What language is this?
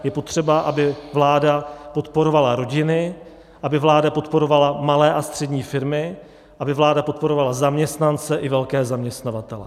Czech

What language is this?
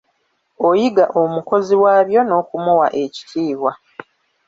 Ganda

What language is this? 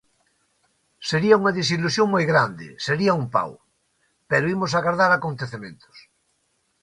Galician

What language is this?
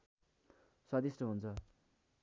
Nepali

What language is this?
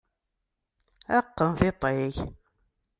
Kabyle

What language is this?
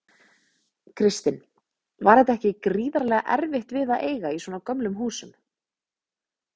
Icelandic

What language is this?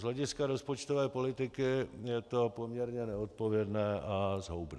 Czech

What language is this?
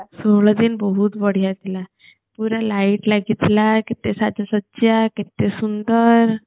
Odia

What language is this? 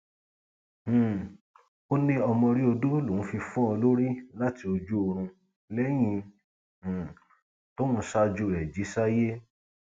Yoruba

